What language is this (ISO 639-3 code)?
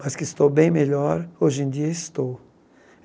por